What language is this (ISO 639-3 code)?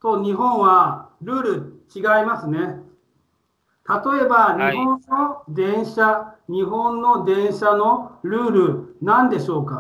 jpn